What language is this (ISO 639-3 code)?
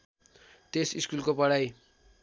nep